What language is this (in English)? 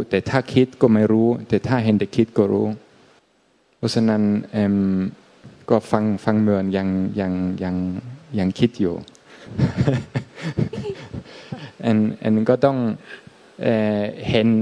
Thai